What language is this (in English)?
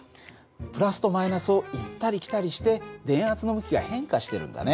Japanese